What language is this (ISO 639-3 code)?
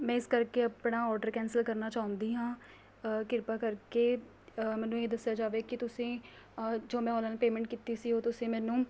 pan